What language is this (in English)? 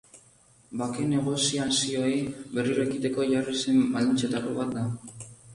Basque